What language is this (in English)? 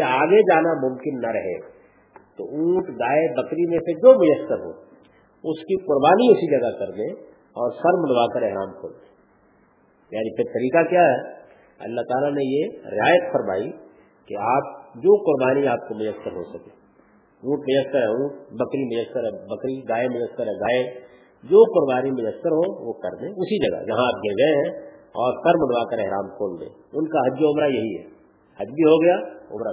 Urdu